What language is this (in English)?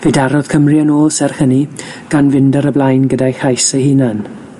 Welsh